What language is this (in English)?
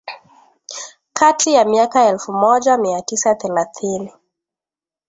Swahili